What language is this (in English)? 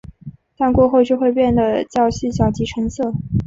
Chinese